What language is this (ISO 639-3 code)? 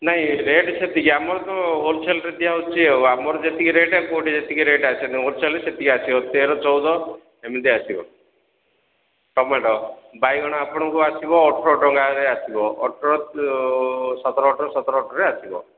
ori